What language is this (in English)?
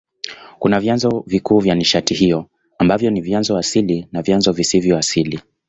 Swahili